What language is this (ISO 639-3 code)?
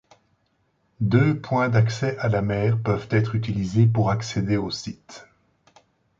fra